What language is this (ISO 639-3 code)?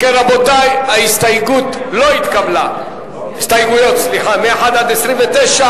heb